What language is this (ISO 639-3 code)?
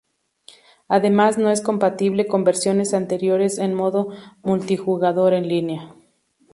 spa